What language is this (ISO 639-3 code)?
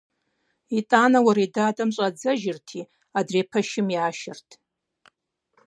kbd